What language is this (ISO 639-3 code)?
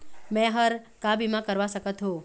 hne